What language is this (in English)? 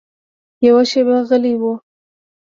Pashto